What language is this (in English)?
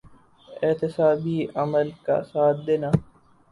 Urdu